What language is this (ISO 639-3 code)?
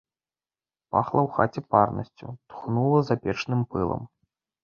bel